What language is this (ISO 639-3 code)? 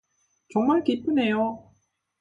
kor